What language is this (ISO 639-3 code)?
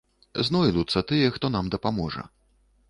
bel